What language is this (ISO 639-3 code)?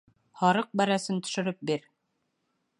bak